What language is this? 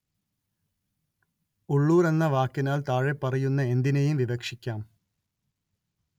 Malayalam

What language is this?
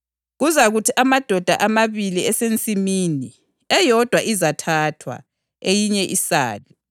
North Ndebele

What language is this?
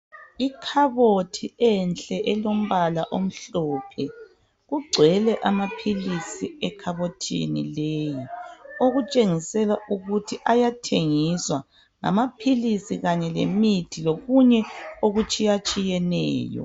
North Ndebele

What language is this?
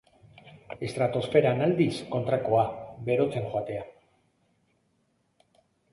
Basque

